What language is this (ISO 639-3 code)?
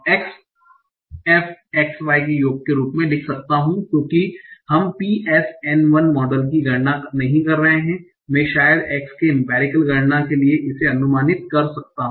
hin